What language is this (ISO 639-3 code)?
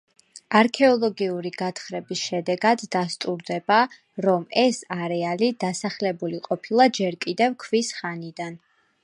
kat